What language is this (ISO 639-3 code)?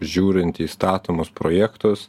lit